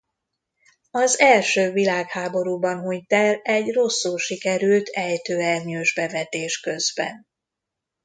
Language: Hungarian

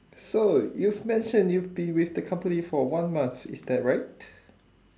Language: English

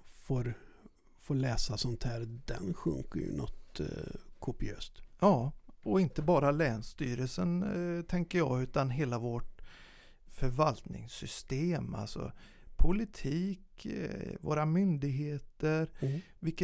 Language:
Swedish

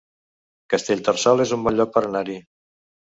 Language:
Catalan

